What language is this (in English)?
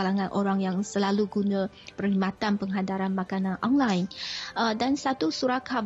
Malay